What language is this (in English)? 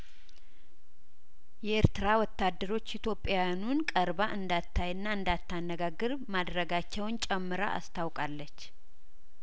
Amharic